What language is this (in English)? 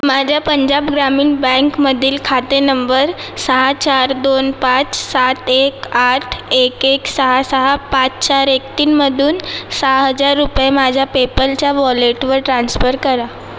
Marathi